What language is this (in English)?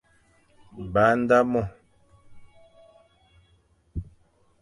Fang